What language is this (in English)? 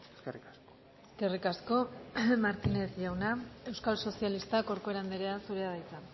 Basque